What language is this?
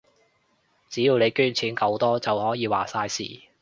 Cantonese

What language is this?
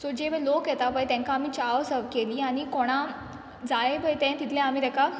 Konkani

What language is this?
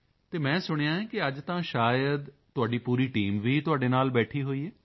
Punjabi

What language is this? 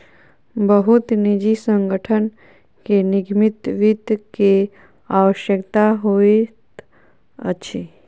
Maithili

